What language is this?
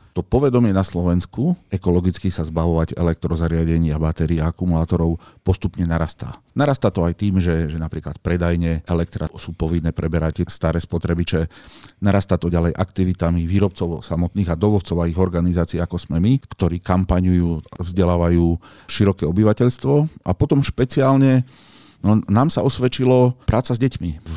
Slovak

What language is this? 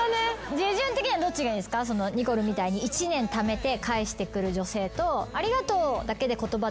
Japanese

